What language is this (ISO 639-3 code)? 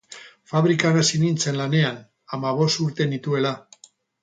eus